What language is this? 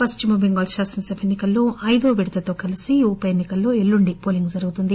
Telugu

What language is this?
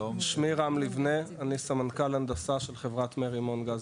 Hebrew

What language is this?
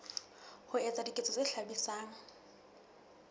Southern Sotho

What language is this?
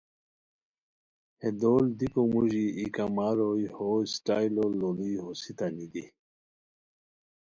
Khowar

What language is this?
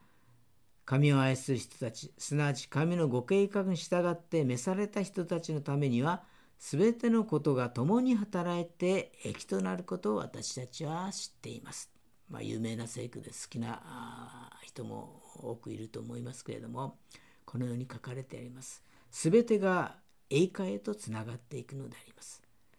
Japanese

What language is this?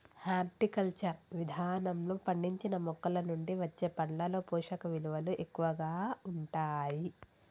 Telugu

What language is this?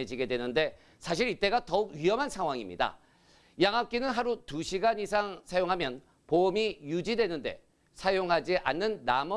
Korean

